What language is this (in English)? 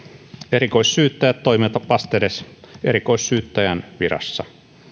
Finnish